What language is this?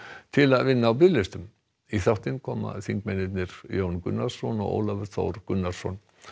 Icelandic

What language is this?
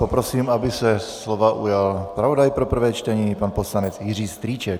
Czech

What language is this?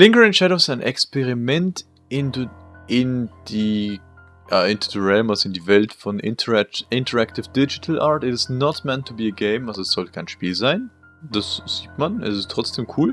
German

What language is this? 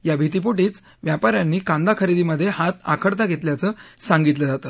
Marathi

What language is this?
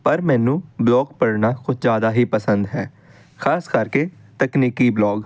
Punjabi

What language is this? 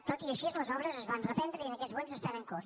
Catalan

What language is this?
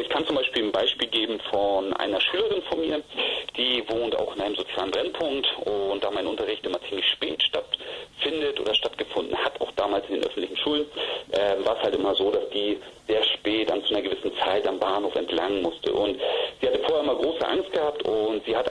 German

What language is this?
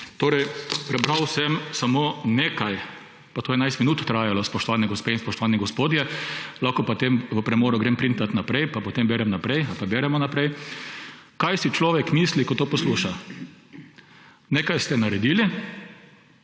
Slovenian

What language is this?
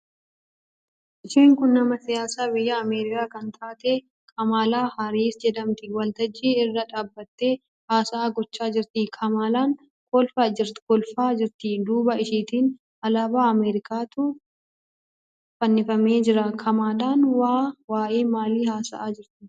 Oromo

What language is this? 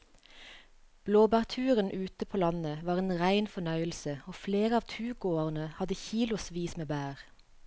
Norwegian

